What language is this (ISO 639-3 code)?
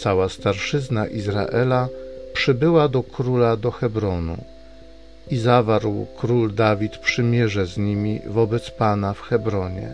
pol